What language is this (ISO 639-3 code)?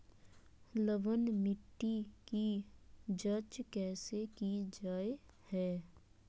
mag